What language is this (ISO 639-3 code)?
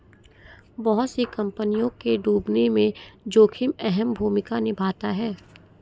hin